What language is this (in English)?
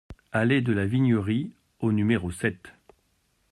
French